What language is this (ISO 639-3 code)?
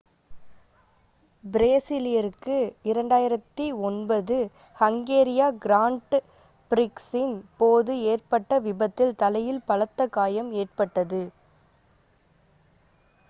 tam